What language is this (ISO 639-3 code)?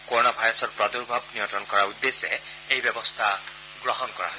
asm